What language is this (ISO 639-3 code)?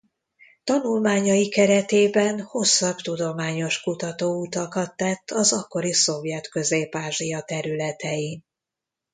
hun